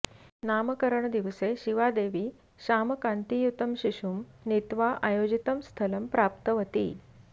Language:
Sanskrit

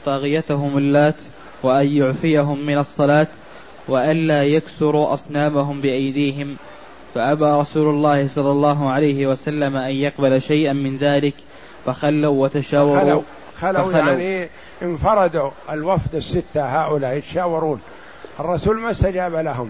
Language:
Arabic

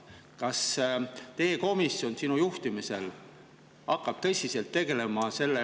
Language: Estonian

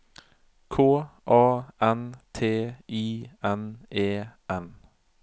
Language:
Norwegian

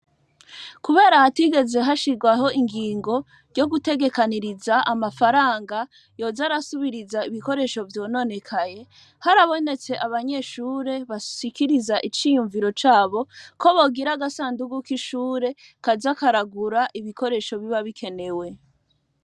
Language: Rundi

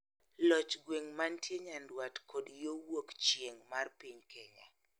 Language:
Luo (Kenya and Tanzania)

